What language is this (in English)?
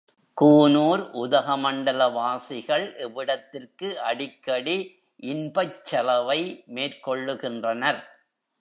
Tamil